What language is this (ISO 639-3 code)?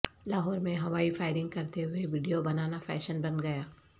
urd